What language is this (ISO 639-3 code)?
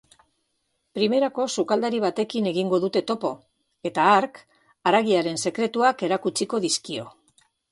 eus